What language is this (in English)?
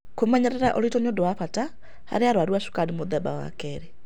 Kikuyu